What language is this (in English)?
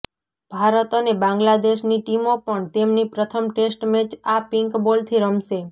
Gujarati